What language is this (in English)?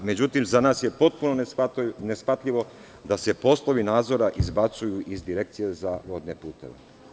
Serbian